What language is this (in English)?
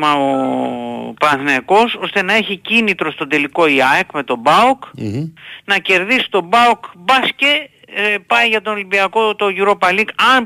Greek